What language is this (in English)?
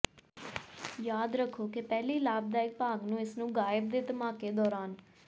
Punjabi